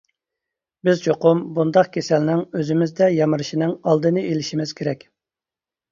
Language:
Uyghur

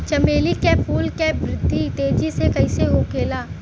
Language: Bhojpuri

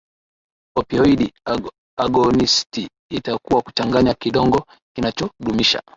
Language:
Swahili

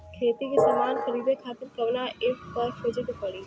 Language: Bhojpuri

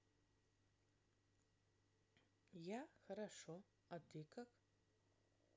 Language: Russian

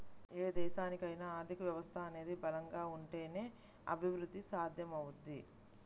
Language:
Telugu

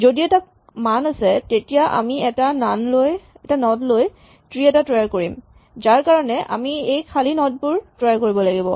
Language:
Assamese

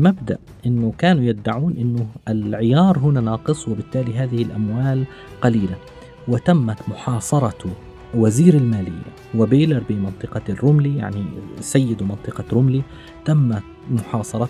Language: Arabic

